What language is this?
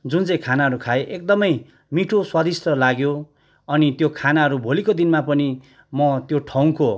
Nepali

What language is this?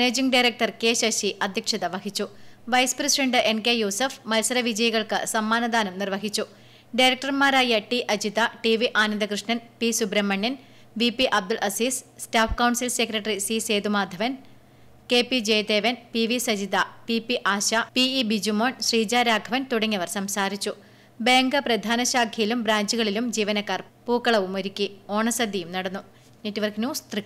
Malayalam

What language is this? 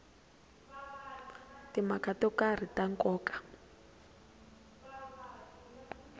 Tsonga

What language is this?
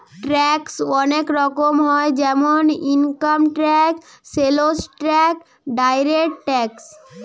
Bangla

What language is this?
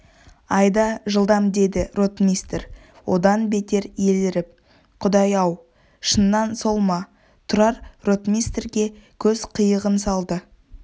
Kazakh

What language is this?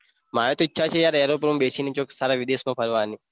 Gujarati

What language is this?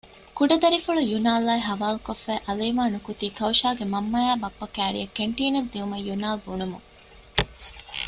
Divehi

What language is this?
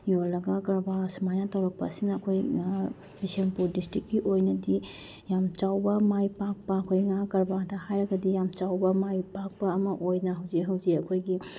Manipuri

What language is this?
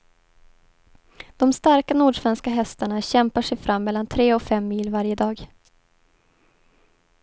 Swedish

